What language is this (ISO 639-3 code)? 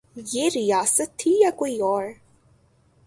urd